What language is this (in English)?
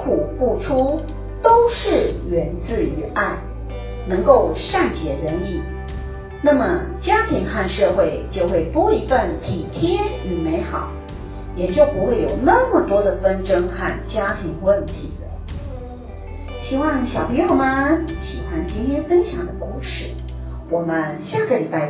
Chinese